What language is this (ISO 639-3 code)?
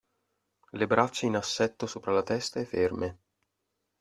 ita